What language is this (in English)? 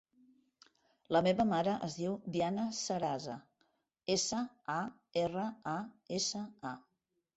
Catalan